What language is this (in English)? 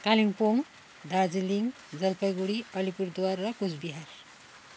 Nepali